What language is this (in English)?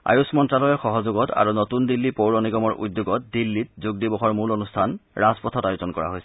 Assamese